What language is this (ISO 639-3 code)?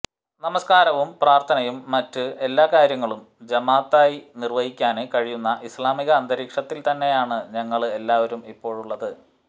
mal